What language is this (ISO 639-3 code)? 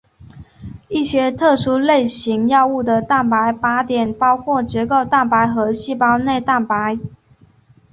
zho